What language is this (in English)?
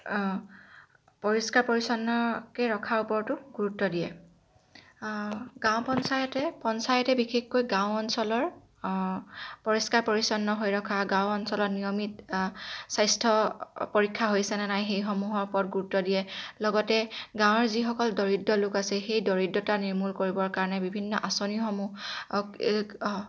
Assamese